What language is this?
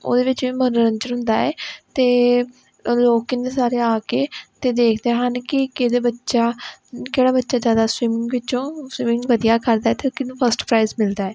Punjabi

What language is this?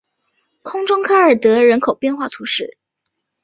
Chinese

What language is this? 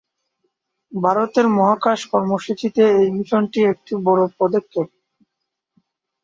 Bangla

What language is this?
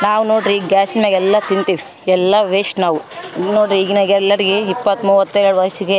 Kannada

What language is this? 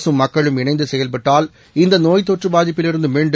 Tamil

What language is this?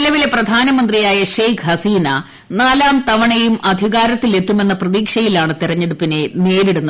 Malayalam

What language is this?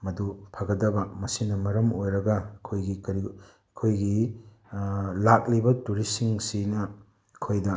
Manipuri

